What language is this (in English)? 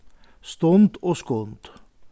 Faroese